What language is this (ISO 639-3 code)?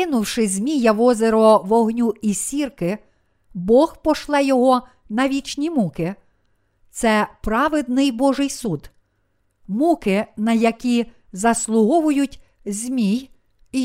ukr